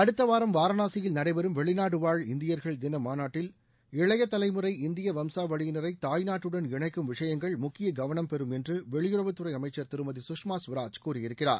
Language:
Tamil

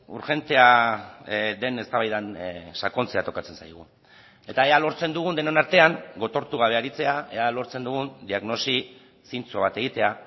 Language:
Basque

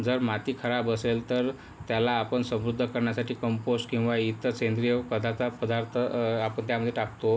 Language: Marathi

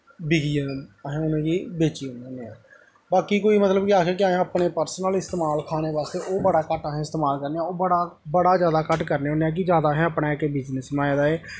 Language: Dogri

